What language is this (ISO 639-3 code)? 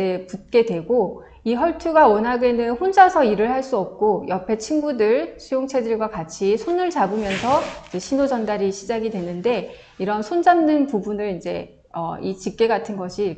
kor